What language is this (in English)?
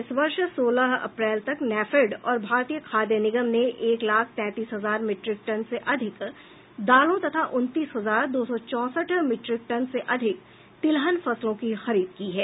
Hindi